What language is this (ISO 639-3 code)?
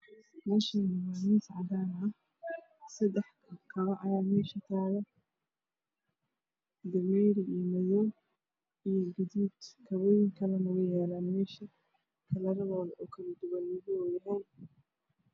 som